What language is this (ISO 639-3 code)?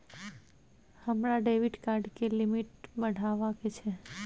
mai